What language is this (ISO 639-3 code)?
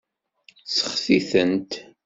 kab